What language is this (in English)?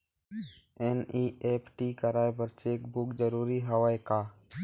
Chhattisgarhi